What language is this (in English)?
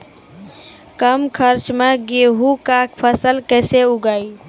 Maithili